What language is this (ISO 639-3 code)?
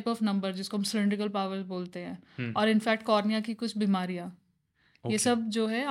hin